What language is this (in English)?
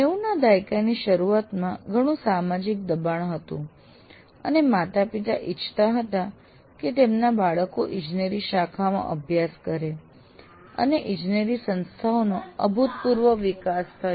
Gujarati